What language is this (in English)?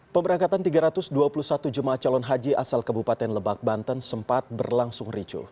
Indonesian